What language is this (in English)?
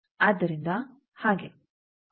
Kannada